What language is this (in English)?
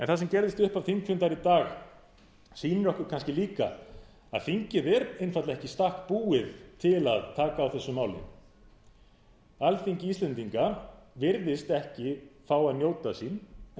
Icelandic